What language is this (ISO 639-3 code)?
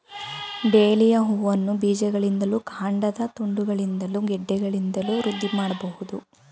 kan